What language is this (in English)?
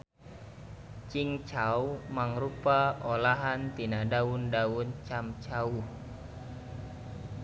Sundanese